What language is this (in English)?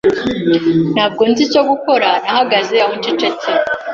Kinyarwanda